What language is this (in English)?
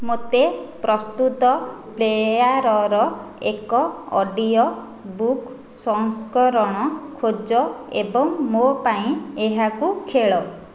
Odia